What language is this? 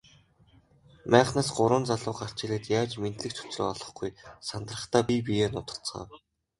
Mongolian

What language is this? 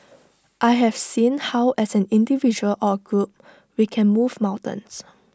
English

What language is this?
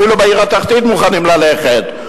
Hebrew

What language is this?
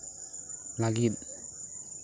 Santali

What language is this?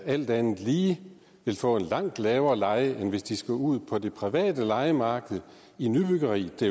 Danish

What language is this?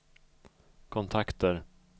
Swedish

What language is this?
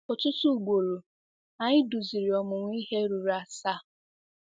Igbo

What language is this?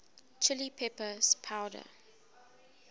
English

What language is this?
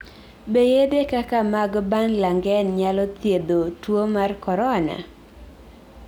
Luo (Kenya and Tanzania)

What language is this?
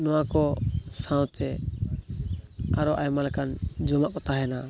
Santali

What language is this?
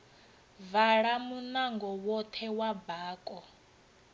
Venda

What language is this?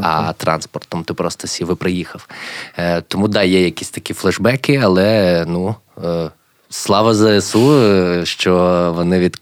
Ukrainian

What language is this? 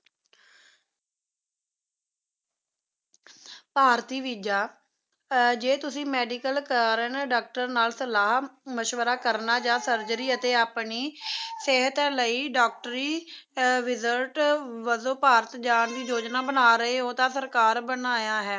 Punjabi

